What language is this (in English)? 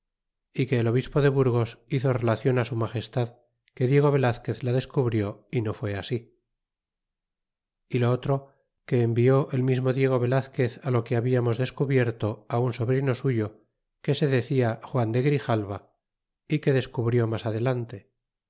Spanish